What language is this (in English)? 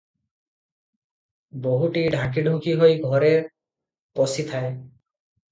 Odia